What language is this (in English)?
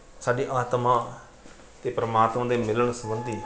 Punjabi